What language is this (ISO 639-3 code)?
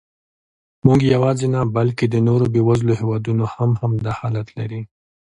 pus